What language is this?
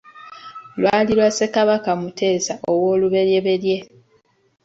Ganda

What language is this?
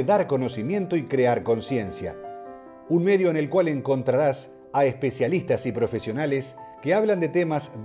Spanish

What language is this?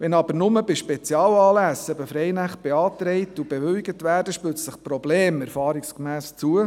Swiss German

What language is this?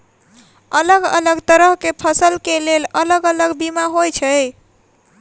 Maithili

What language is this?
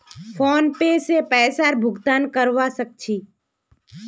Magahi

